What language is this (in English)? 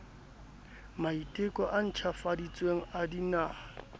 Southern Sotho